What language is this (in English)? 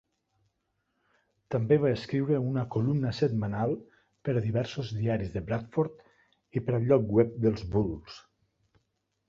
Catalan